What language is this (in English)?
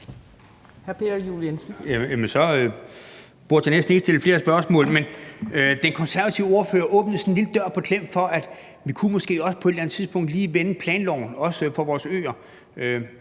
Danish